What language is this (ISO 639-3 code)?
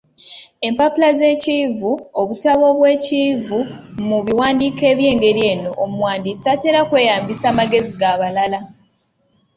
lug